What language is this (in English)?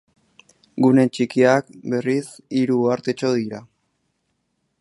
Basque